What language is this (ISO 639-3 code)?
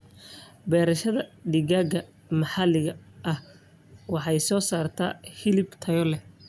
som